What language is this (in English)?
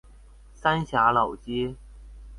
Chinese